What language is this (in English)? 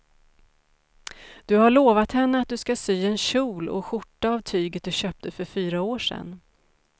Swedish